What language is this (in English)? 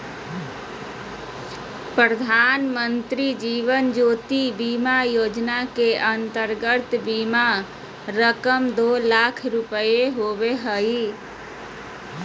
Magahi